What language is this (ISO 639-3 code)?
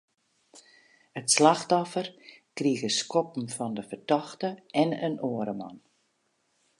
fry